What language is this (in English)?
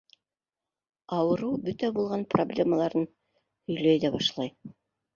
Bashkir